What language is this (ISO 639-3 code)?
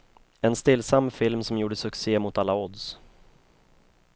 swe